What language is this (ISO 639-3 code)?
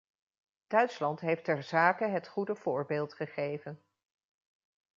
nld